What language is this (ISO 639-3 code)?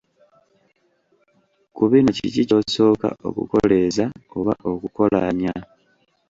lug